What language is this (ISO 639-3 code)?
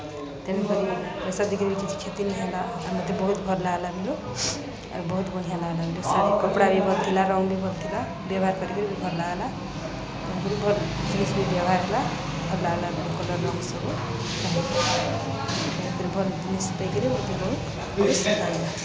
ori